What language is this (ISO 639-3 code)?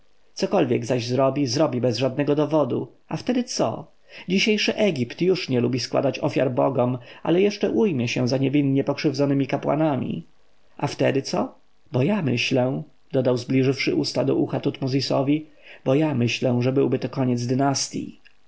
pol